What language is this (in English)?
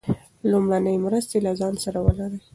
Pashto